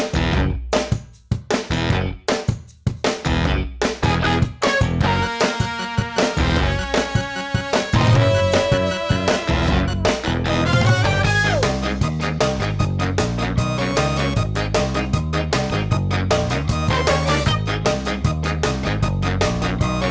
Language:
Thai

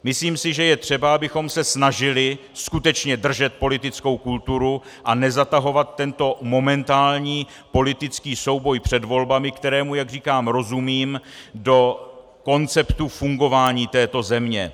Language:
Czech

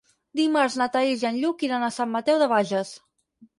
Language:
Catalan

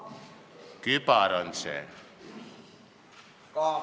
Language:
Estonian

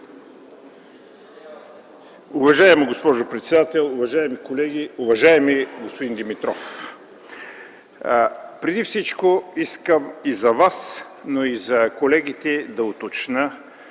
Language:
Bulgarian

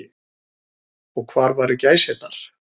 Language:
Icelandic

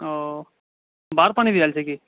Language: Maithili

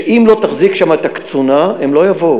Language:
Hebrew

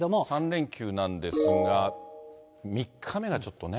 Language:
Japanese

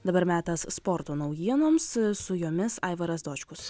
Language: Lithuanian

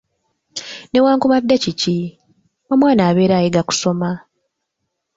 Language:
Ganda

